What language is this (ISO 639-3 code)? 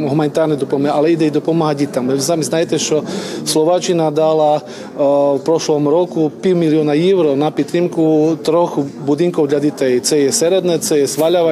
ukr